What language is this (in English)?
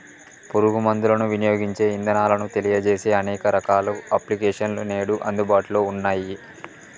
Telugu